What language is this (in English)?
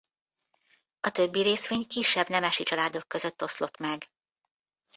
Hungarian